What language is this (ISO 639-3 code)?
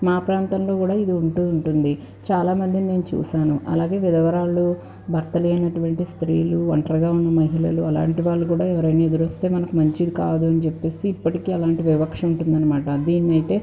tel